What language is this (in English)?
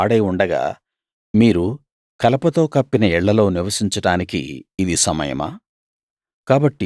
Telugu